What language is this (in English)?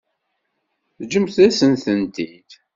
Kabyle